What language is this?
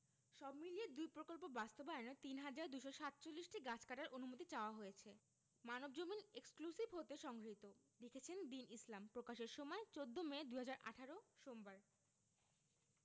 Bangla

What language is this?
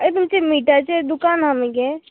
Konkani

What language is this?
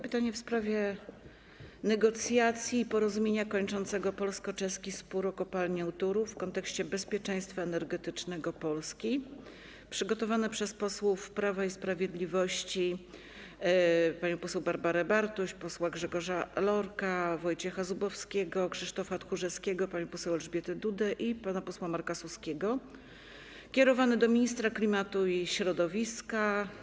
Polish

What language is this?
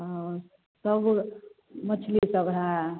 Maithili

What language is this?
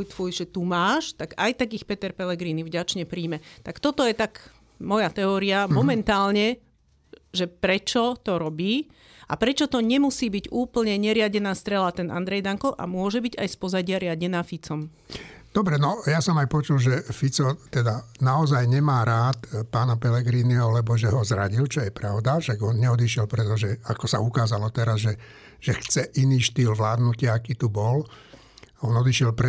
Slovak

